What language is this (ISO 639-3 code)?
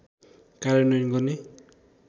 nep